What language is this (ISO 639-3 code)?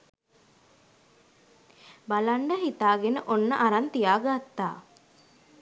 sin